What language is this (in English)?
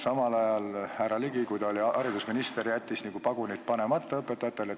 Estonian